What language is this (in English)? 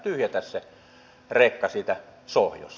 Finnish